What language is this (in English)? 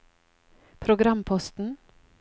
Norwegian